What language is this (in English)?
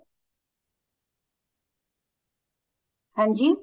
Punjabi